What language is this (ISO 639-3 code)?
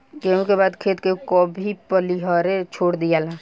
bho